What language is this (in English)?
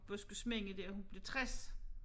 Danish